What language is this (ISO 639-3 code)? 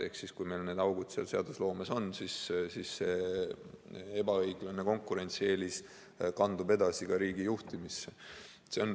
est